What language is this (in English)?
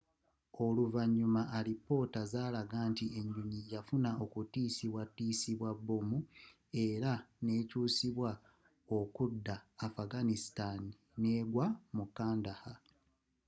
Ganda